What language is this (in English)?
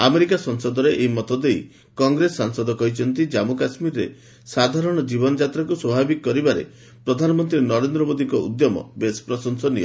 Odia